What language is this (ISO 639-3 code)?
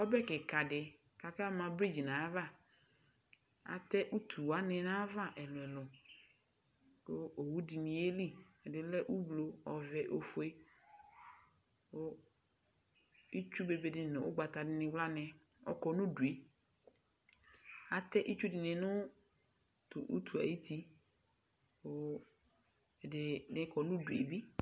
kpo